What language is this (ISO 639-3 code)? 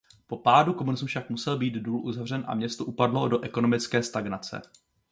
ces